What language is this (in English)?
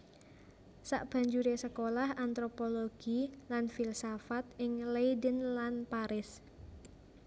Javanese